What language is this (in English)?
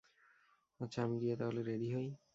Bangla